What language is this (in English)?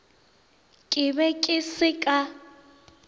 Northern Sotho